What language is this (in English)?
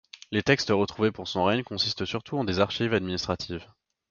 French